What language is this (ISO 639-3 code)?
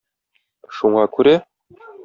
tat